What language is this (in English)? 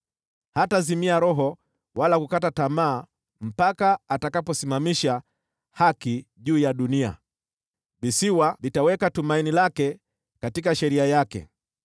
Swahili